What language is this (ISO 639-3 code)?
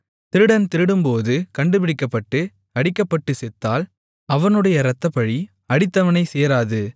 tam